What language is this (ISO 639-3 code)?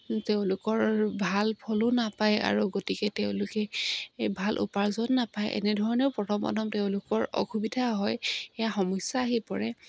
asm